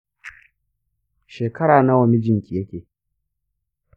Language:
Hausa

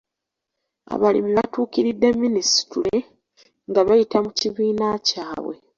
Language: Ganda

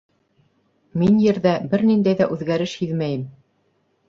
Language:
Bashkir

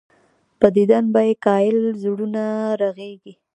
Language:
Pashto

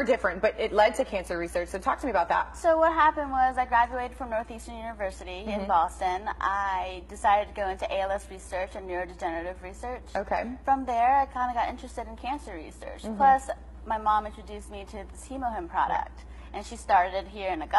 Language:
English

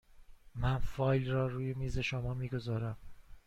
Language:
Persian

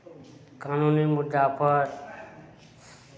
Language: Maithili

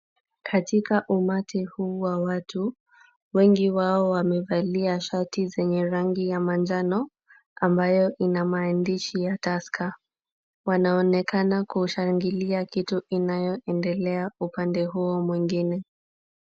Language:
Swahili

